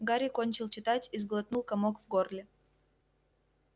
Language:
Russian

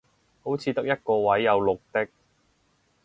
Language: Cantonese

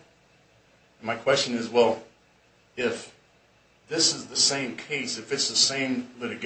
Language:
English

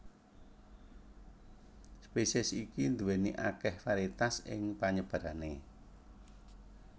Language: Javanese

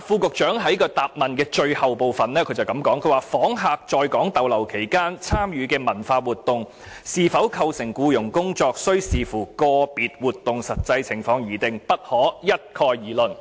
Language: Cantonese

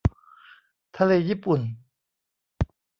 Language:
Thai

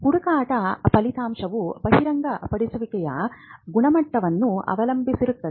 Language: Kannada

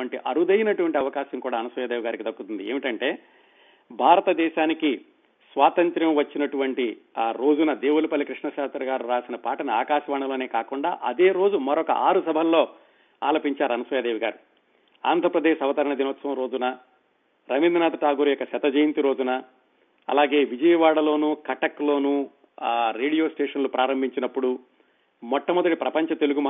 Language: Telugu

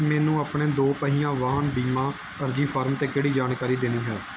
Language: Punjabi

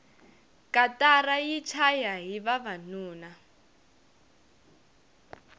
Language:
Tsonga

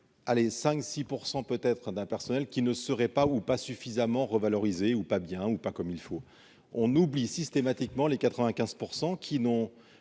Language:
French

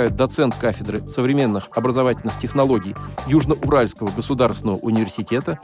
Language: Russian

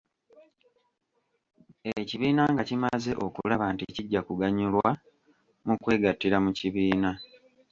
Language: Ganda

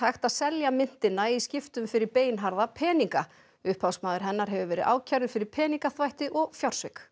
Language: Icelandic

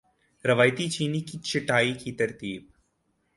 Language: Urdu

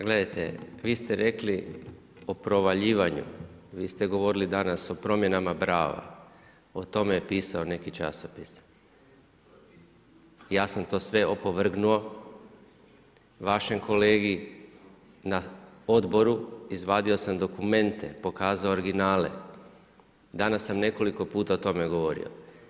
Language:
Croatian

